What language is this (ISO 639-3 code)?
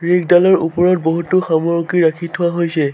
asm